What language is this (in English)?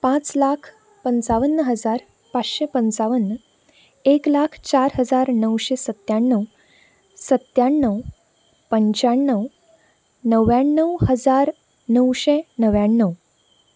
Konkani